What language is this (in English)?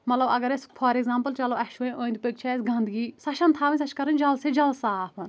Kashmiri